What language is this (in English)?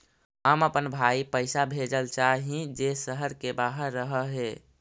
Magahi